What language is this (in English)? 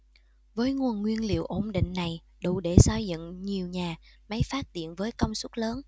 Vietnamese